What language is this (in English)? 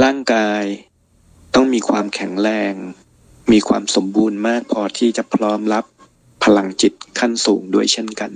Thai